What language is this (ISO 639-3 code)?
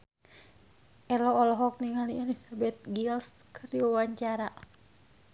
sun